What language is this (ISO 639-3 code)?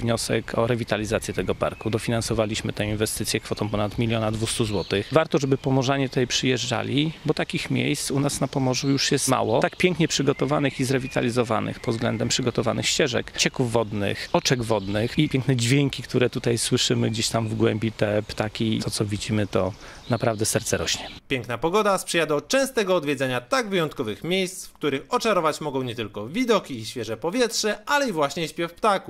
pol